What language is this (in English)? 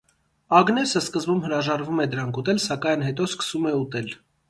Armenian